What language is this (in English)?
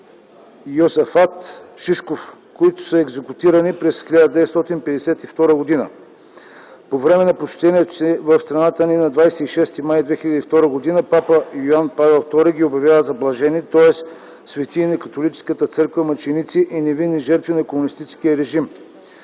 Bulgarian